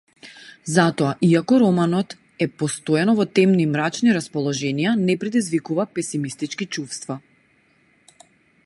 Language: Macedonian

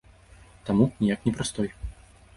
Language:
Belarusian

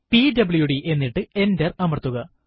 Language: Malayalam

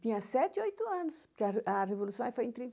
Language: Portuguese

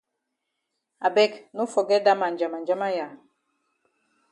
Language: Cameroon Pidgin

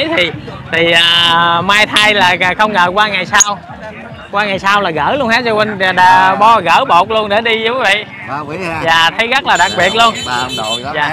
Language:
Vietnamese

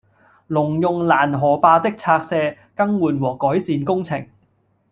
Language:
Cantonese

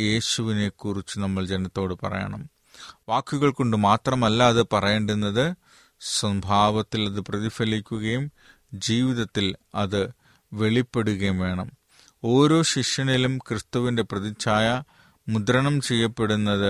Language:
Malayalam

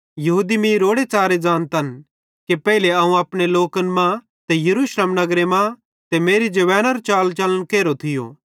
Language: Bhadrawahi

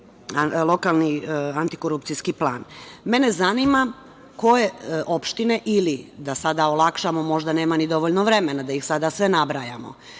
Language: Serbian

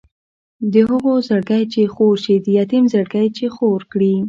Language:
Pashto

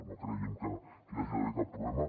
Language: Catalan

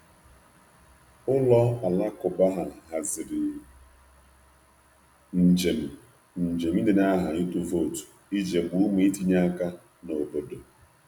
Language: Igbo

